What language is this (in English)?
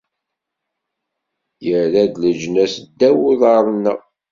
Kabyle